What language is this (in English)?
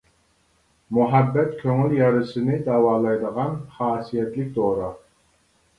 Uyghur